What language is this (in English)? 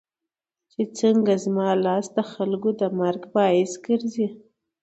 Pashto